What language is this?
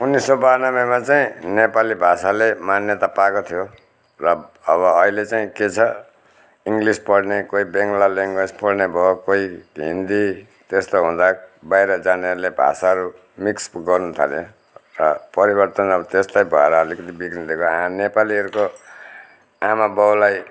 Nepali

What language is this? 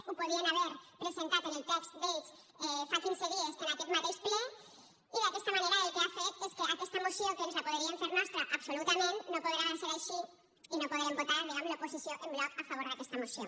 Catalan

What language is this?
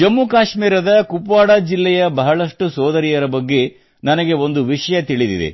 Kannada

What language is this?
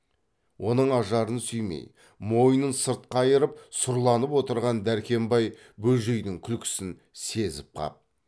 Kazakh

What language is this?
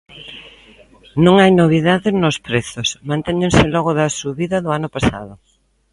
Galician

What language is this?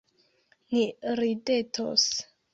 Esperanto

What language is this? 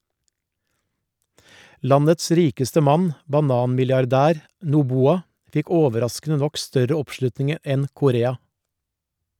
Norwegian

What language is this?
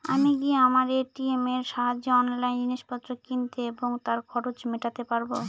Bangla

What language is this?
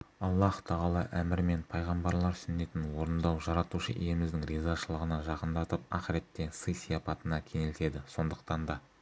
Kazakh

